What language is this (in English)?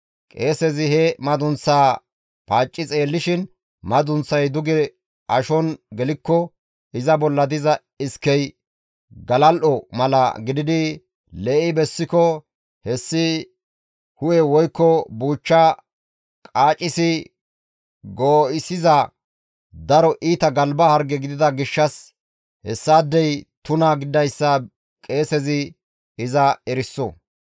Gamo